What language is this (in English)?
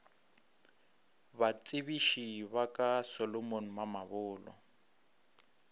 Northern Sotho